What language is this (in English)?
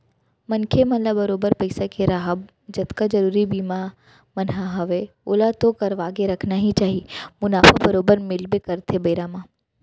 Chhattisgarhi